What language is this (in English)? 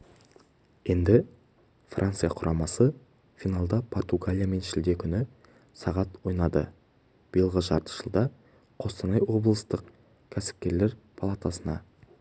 Kazakh